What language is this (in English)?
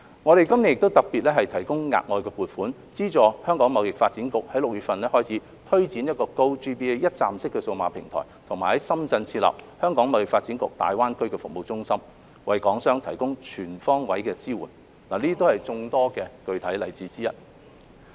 Cantonese